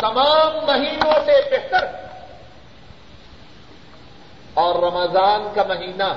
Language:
Urdu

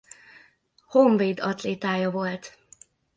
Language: Hungarian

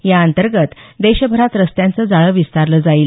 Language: Marathi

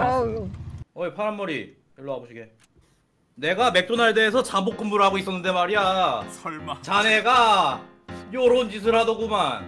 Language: Korean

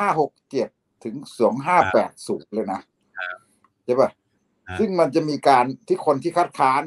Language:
Thai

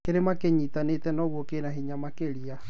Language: Kikuyu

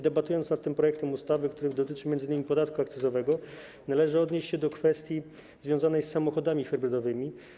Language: Polish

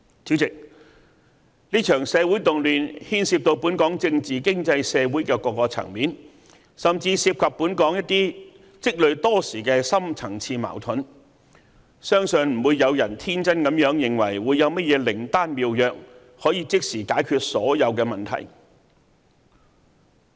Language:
Cantonese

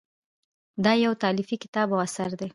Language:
Pashto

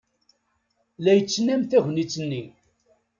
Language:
Kabyle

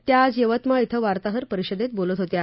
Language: Marathi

